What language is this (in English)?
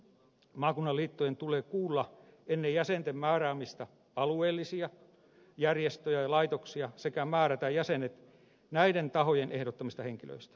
Finnish